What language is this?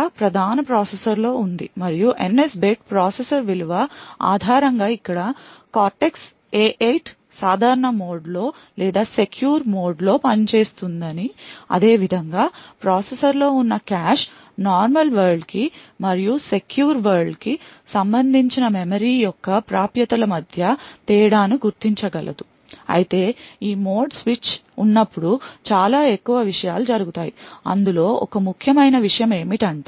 Telugu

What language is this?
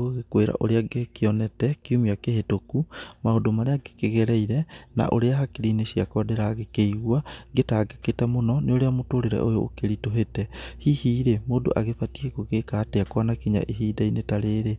Kikuyu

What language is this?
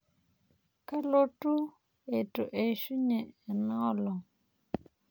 Masai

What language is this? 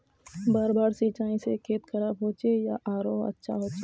Magahi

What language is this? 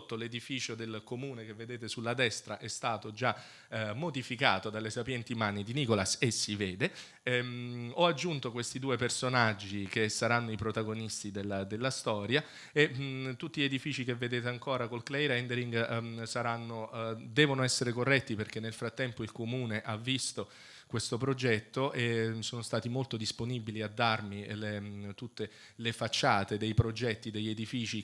Italian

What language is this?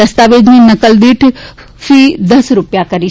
Gujarati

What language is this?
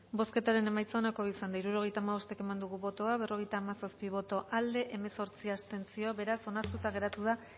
Basque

